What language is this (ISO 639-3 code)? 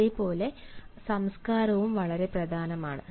mal